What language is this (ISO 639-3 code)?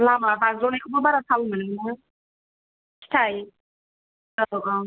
brx